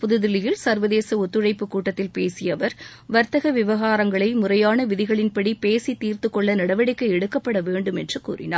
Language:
Tamil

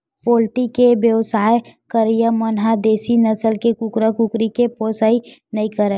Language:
Chhattisgarhi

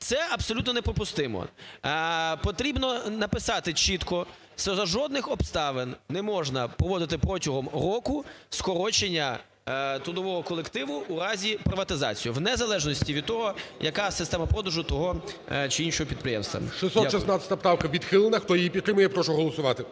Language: Ukrainian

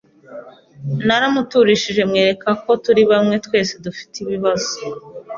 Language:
Kinyarwanda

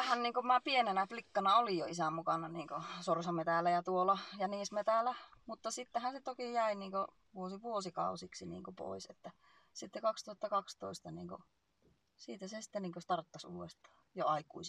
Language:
Finnish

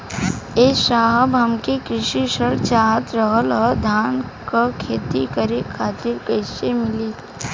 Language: Bhojpuri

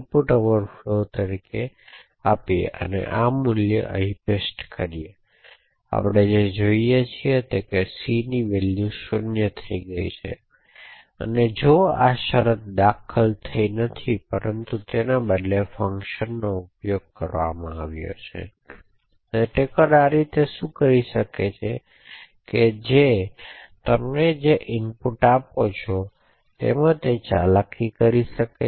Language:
Gujarati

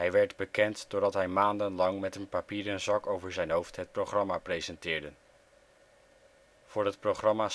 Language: Dutch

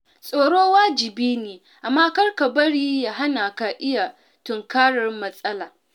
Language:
Hausa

